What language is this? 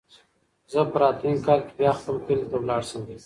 Pashto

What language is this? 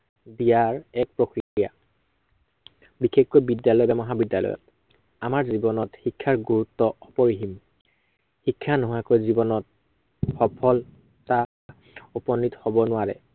Assamese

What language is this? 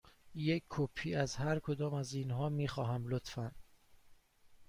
Persian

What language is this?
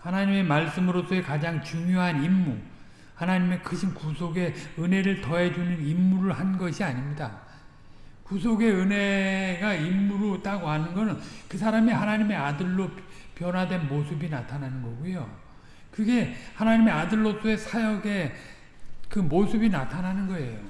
Korean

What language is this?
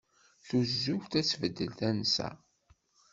Kabyle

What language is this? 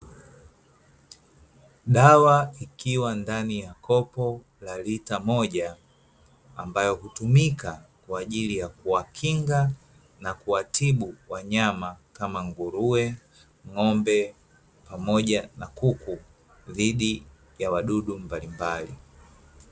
Swahili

